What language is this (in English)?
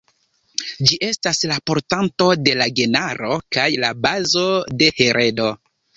Esperanto